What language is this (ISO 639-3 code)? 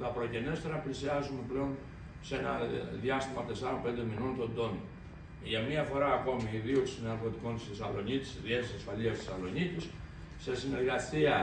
ell